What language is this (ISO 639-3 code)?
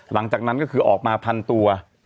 tha